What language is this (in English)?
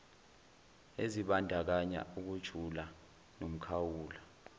Zulu